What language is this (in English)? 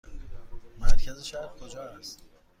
Persian